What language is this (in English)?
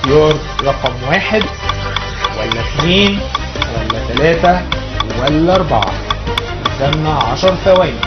Arabic